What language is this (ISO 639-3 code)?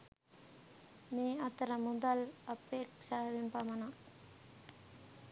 sin